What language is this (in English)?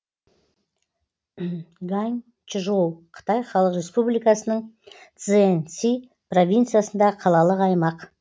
Kazakh